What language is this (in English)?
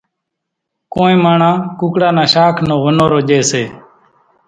Kachi Koli